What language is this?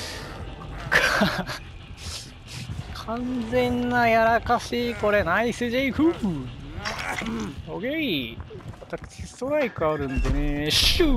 Japanese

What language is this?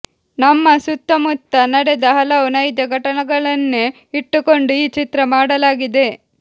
Kannada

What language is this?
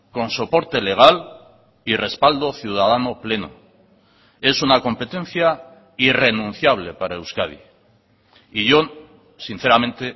Spanish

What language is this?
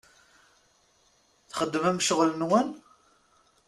Kabyle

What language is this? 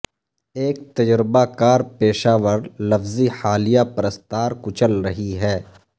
Urdu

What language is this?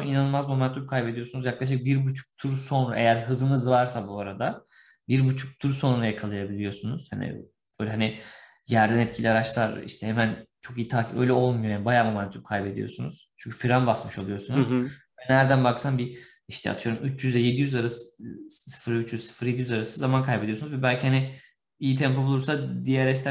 Turkish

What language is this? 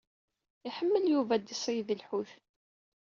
Kabyle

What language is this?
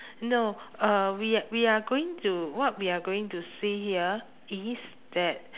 English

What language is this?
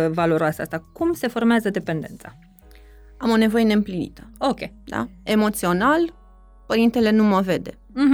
Romanian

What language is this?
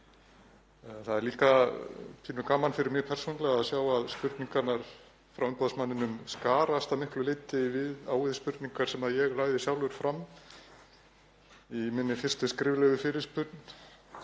Icelandic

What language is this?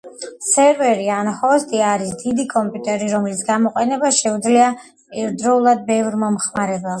Georgian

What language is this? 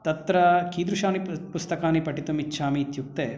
Sanskrit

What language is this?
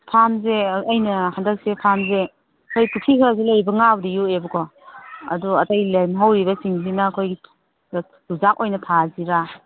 Manipuri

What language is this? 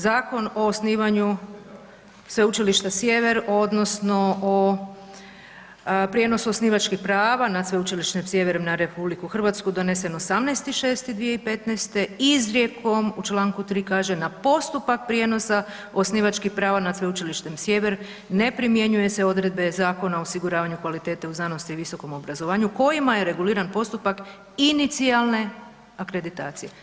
Croatian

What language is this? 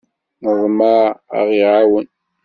Kabyle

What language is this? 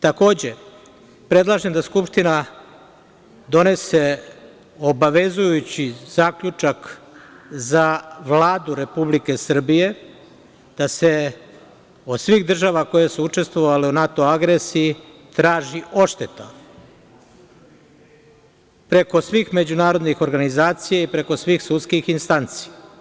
Serbian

